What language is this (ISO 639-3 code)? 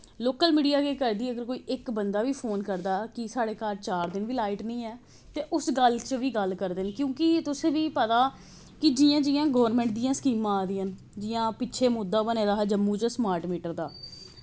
doi